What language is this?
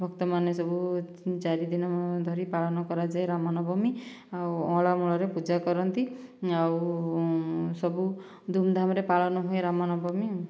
Odia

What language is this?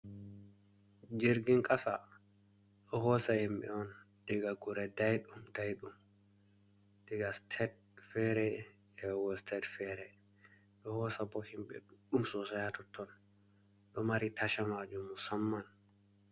Fula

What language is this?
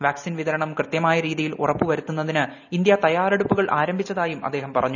Malayalam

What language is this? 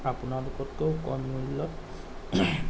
Assamese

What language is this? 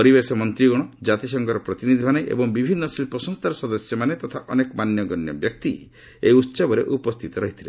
Odia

